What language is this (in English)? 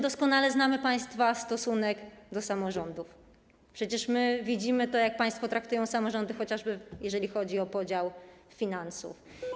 Polish